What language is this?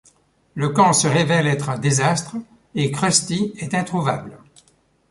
French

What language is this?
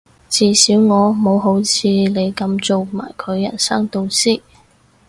Cantonese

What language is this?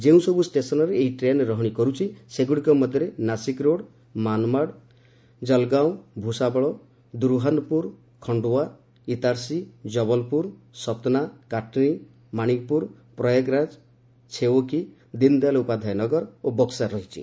Odia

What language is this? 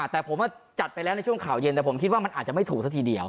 Thai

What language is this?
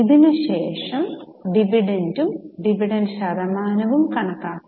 Malayalam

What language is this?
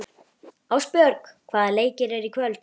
Icelandic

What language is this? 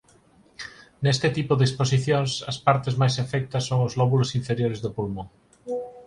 Galician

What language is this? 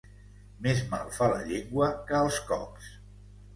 Catalan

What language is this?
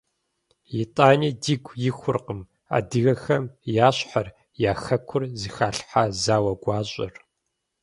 Kabardian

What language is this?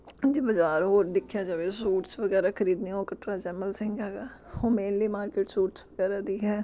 Punjabi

